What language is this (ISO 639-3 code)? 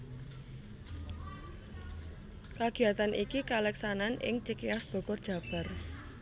jav